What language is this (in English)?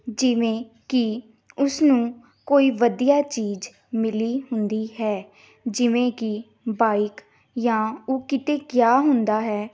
Punjabi